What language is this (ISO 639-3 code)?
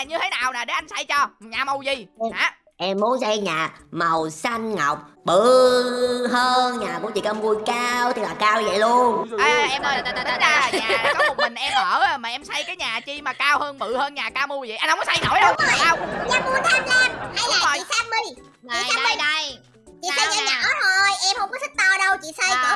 vie